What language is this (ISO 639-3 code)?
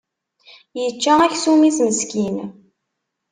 kab